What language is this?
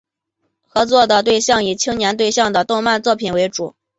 Chinese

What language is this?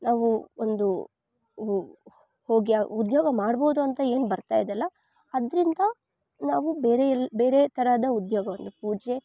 Kannada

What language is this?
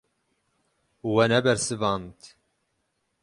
Kurdish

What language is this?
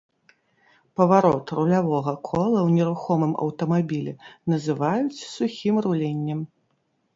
Belarusian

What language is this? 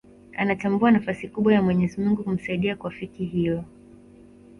Swahili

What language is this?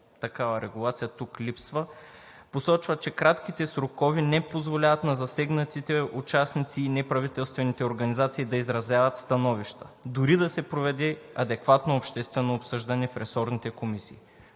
Bulgarian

